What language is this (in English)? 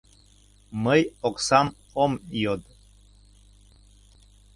Mari